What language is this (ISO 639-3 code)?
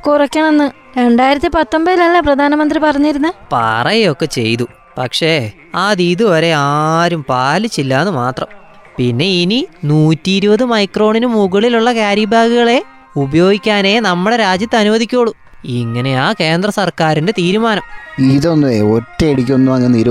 mal